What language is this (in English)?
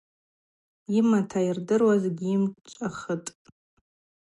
Abaza